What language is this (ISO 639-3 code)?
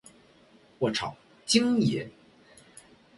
zho